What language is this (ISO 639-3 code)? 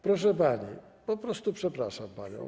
pol